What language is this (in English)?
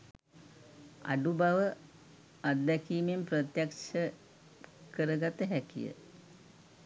Sinhala